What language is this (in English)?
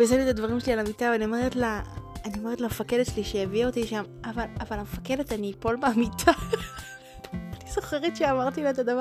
Hebrew